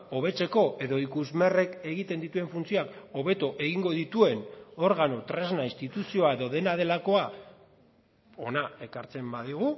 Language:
Basque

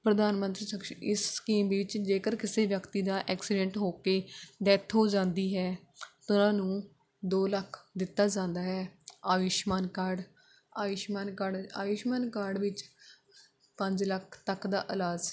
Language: Punjabi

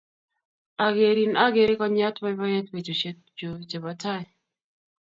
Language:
Kalenjin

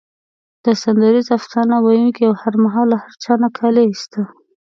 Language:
Pashto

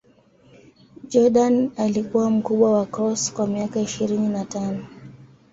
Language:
Swahili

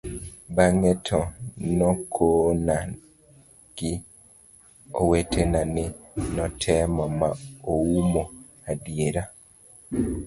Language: Luo (Kenya and Tanzania)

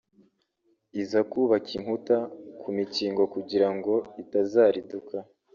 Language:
Kinyarwanda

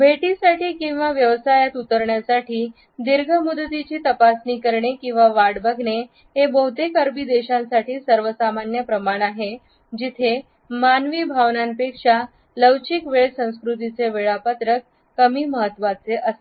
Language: Marathi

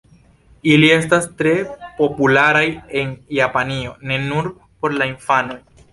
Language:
Esperanto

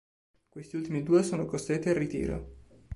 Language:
Italian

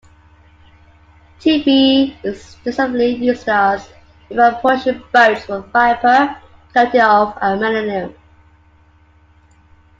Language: English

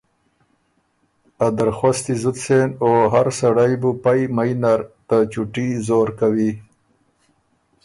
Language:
Ormuri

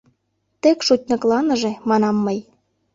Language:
Mari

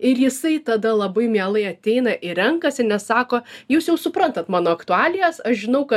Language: Lithuanian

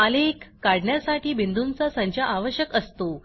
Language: Marathi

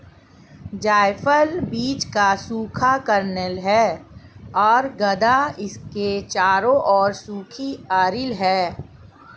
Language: Hindi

